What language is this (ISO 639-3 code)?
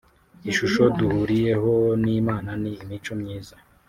kin